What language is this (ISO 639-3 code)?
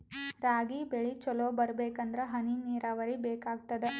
kan